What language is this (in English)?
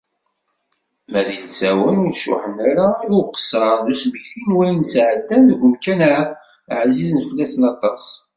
Kabyle